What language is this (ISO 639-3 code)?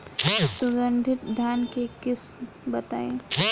bho